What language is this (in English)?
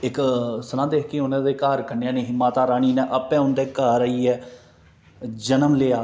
Dogri